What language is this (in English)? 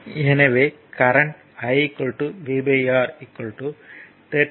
Tamil